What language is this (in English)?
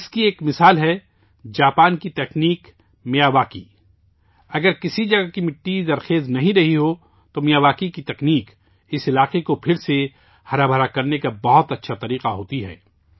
Urdu